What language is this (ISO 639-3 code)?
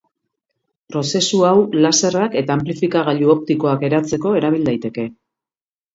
eus